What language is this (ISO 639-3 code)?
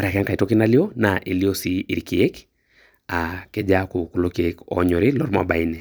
mas